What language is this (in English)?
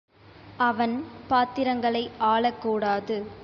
Tamil